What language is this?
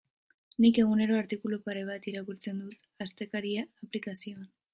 Basque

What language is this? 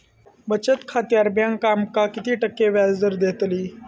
Marathi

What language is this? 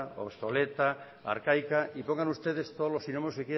Spanish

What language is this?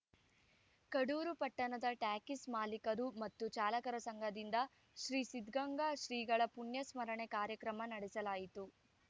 Kannada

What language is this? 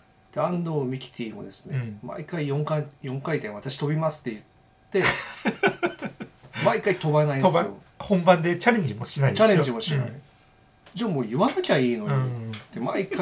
Japanese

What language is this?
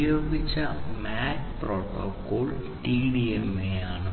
Malayalam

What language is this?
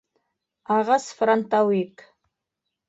Bashkir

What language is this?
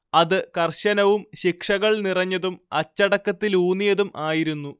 Malayalam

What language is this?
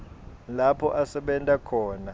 Swati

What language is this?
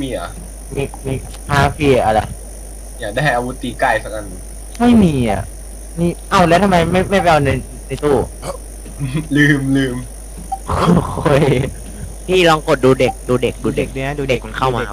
Thai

